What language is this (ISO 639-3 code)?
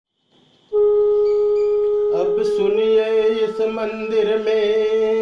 hin